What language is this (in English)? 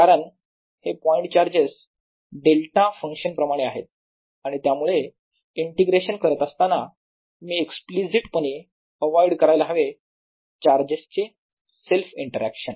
Marathi